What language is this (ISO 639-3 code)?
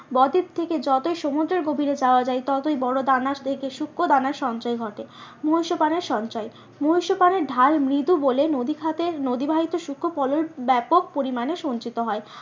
ben